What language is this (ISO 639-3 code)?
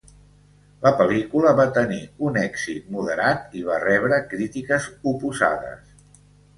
cat